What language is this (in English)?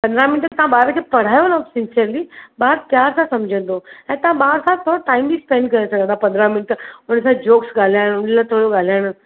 Sindhi